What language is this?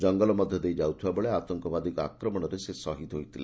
Odia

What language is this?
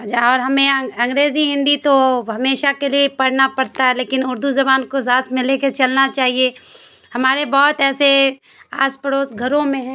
Urdu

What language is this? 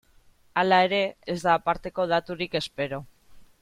Basque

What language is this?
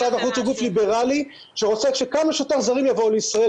Hebrew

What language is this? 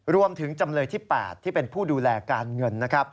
Thai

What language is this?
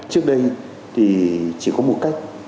Vietnamese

